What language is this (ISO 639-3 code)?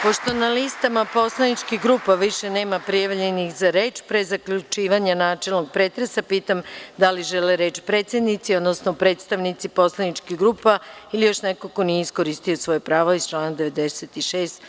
srp